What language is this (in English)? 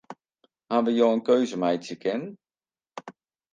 Western Frisian